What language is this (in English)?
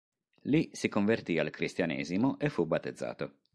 Italian